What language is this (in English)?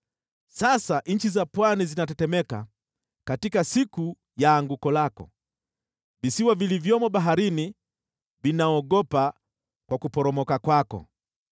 Swahili